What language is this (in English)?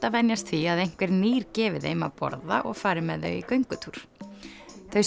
Icelandic